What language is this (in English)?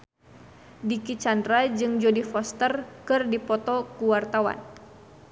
Sundanese